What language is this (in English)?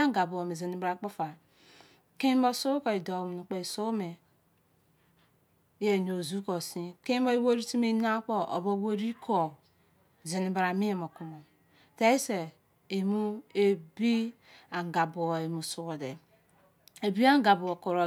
Izon